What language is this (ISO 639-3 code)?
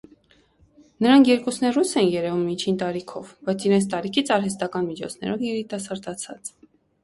hye